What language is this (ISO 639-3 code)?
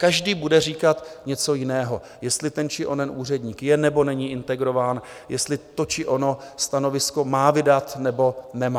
ces